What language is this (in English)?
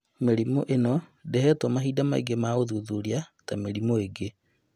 Kikuyu